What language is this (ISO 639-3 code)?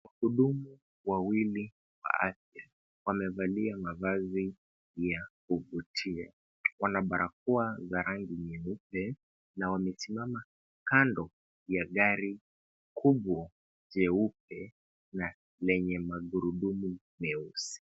swa